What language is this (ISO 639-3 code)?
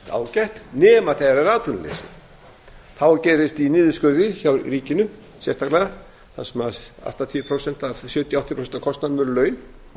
isl